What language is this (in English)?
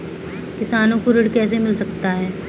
Hindi